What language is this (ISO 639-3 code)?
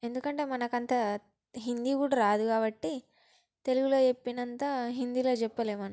tel